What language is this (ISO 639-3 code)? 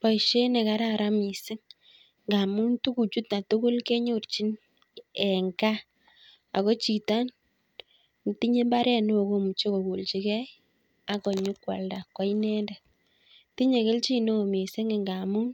kln